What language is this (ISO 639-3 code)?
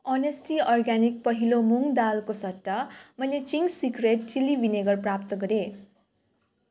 nep